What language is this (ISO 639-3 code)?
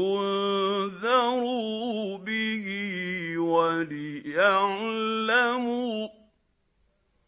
ara